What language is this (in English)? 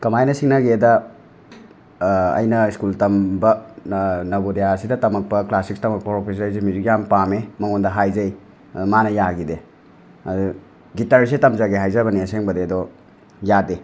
Manipuri